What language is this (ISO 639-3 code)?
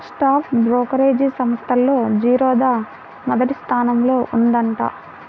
tel